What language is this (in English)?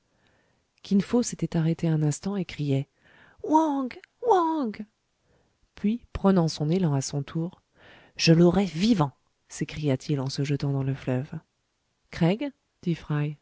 French